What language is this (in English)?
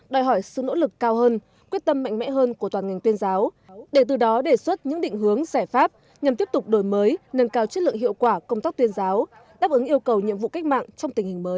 Vietnamese